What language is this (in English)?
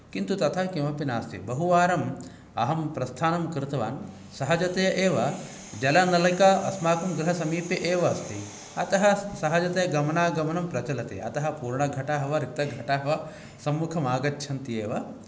Sanskrit